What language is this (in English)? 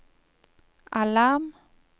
Norwegian